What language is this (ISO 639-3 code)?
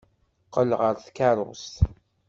kab